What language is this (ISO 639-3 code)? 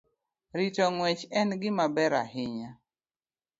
luo